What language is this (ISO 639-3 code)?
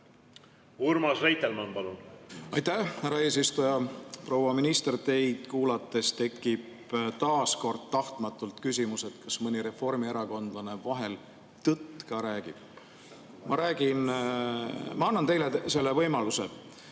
est